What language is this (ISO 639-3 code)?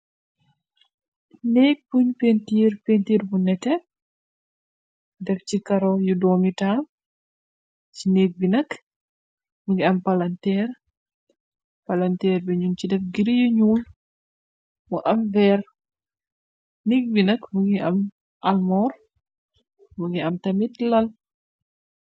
wol